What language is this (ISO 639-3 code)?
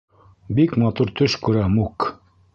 bak